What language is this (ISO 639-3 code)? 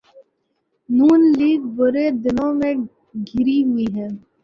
urd